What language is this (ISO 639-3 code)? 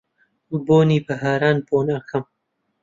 ckb